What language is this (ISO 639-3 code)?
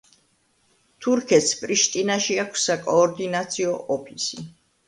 kat